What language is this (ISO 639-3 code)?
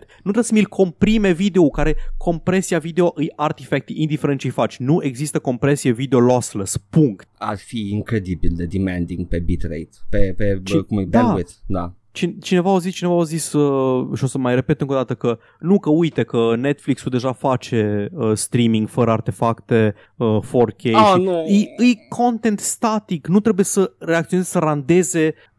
ron